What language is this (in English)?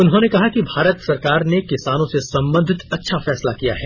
Hindi